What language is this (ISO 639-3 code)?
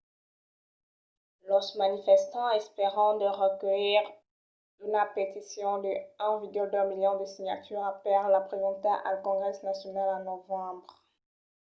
oci